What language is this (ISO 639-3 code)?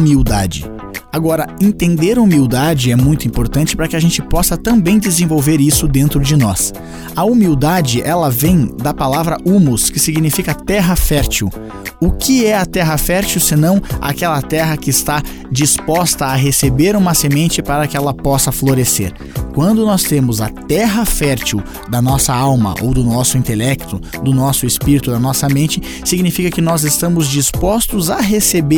por